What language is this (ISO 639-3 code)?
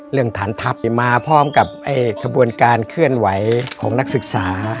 tha